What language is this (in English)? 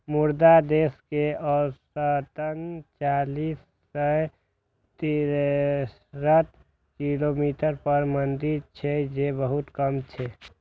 Maithili